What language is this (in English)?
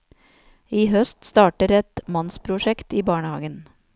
Norwegian